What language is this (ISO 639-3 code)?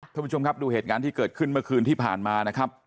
tha